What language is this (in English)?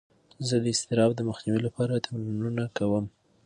Pashto